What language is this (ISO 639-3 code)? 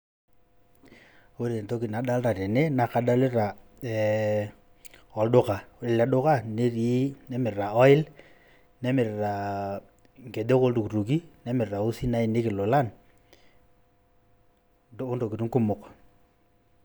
mas